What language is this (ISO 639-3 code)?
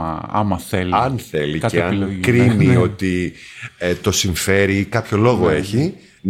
ell